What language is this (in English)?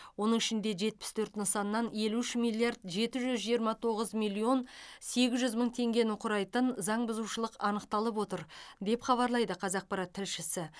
Kazakh